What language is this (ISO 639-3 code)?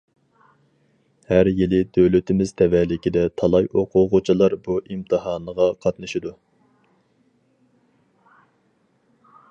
uig